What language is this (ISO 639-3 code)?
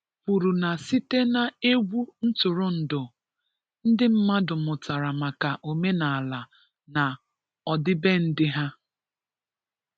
ibo